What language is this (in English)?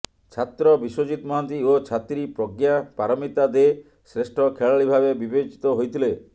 Odia